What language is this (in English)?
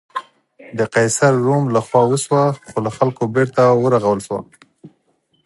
Pashto